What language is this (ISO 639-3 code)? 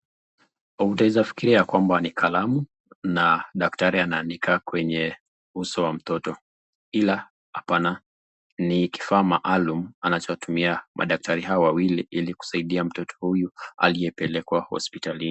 swa